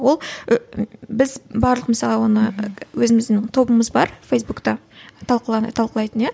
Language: Kazakh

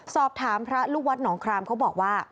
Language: Thai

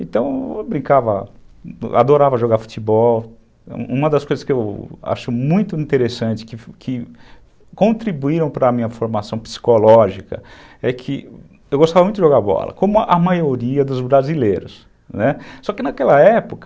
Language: Portuguese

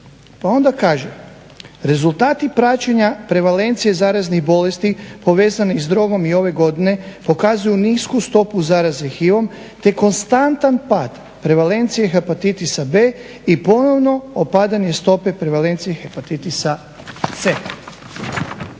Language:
Croatian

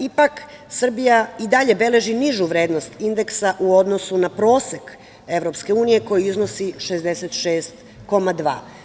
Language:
Serbian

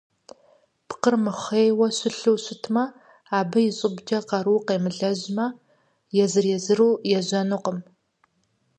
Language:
Kabardian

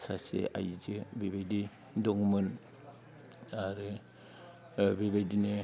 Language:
Bodo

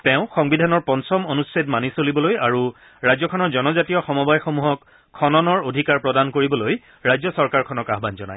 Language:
Assamese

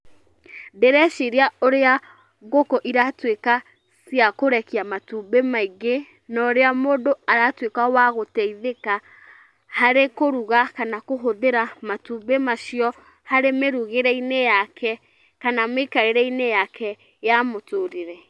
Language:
Kikuyu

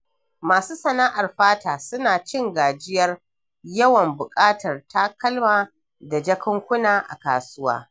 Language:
Hausa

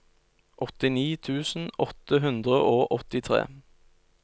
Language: Norwegian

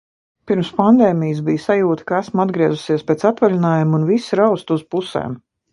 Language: Latvian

